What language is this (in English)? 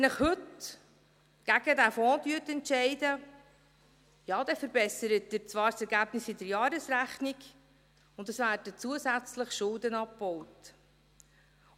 Swiss German